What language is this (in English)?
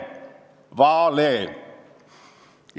Estonian